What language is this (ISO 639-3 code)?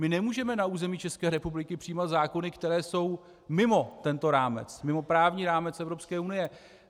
ces